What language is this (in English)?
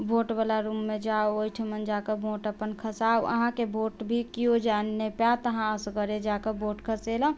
Maithili